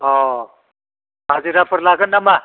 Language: Bodo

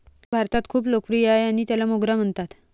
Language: Marathi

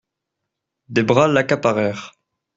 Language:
French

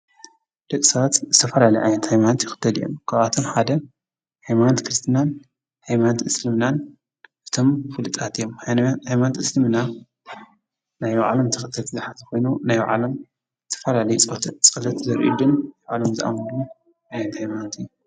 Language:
Tigrinya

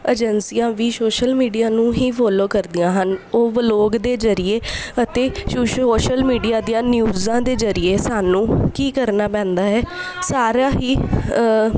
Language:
Punjabi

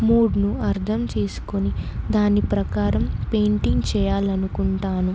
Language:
Telugu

